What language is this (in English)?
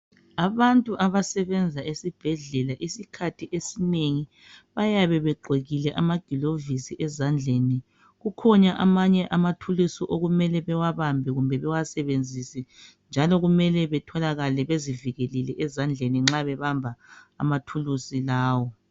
North Ndebele